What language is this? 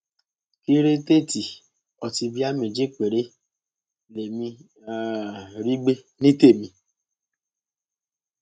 Yoruba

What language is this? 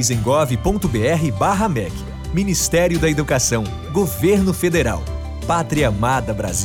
Portuguese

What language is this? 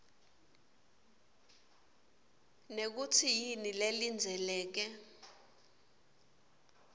Swati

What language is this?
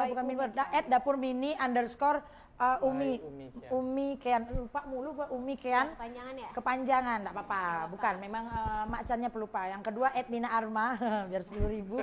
Indonesian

